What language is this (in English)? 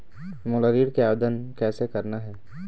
Chhattisgarhi